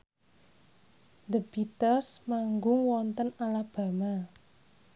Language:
Javanese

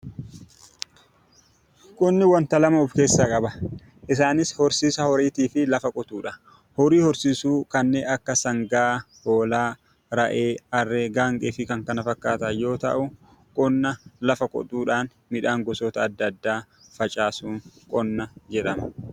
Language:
Oromo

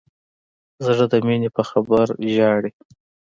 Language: Pashto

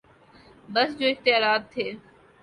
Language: Urdu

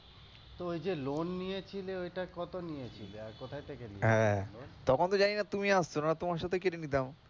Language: Bangla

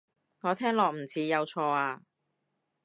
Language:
Cantonese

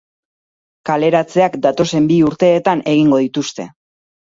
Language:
Basque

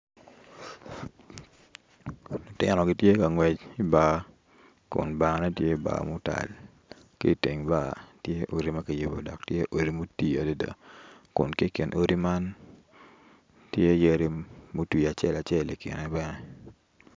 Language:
Acoli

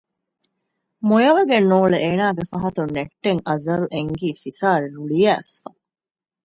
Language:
Divehi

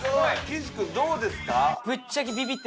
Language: Japanese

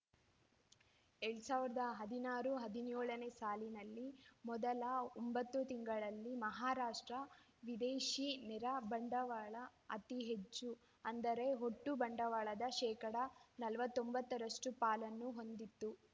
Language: Kannada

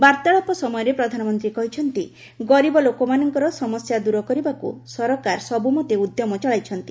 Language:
Odia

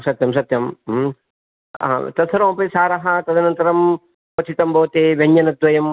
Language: Sanskrit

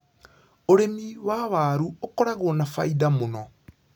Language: Kikuyu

